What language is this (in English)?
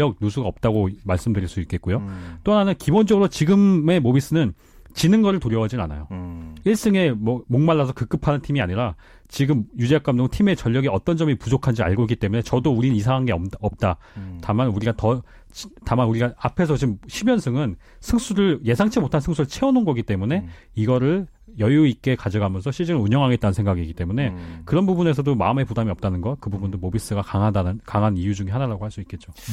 Korean